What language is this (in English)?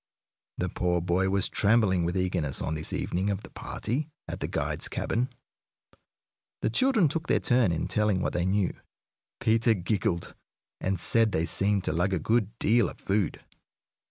English